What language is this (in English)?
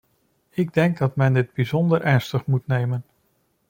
Dutch